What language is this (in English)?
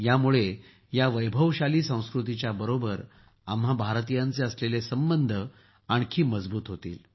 Marathi